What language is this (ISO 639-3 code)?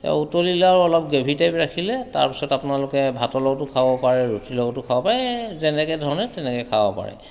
asm